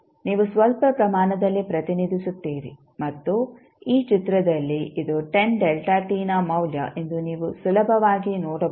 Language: Kannada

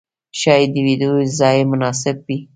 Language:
Pashto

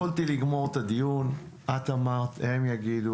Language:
Hebrew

